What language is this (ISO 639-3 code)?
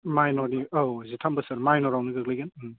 brx